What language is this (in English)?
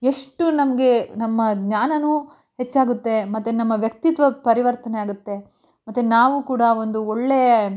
Kannada